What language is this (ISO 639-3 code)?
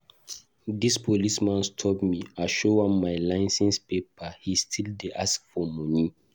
pcm